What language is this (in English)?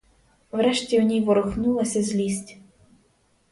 Ukrainian